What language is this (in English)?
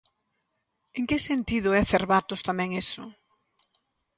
Galician